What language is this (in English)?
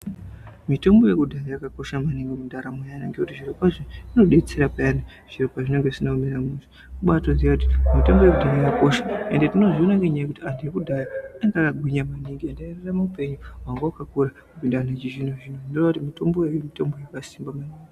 Ndau